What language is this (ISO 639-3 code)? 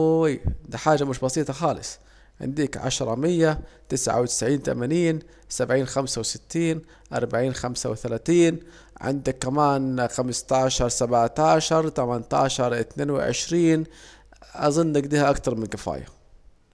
aec